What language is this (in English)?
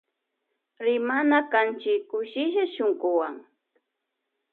Loja Highland Quichua